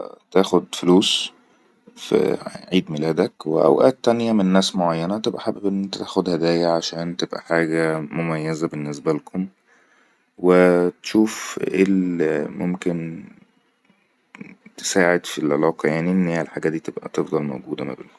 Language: Egyptian Arabic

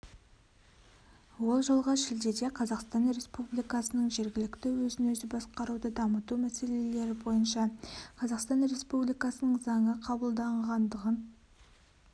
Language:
Kazakh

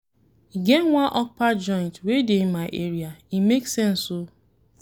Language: Nigerian Pidgin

